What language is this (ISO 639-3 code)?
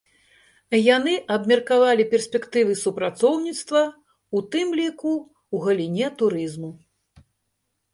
bel